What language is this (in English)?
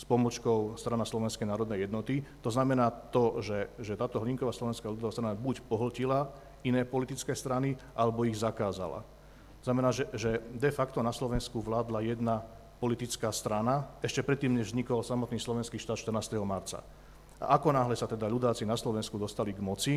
Slovak